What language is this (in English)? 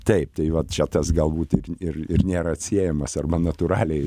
Lithuanian